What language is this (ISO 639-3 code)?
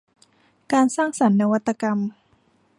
tha